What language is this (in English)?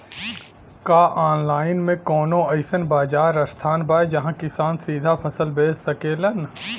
Bhojpuri